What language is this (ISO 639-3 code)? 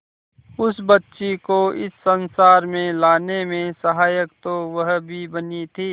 hin